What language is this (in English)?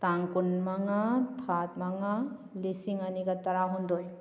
Manipuri